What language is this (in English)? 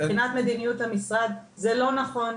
Hebrew